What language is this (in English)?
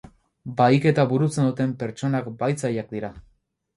Basque